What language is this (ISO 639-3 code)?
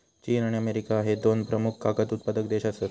mar